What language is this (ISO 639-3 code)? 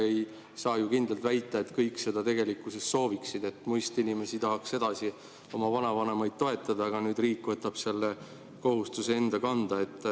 est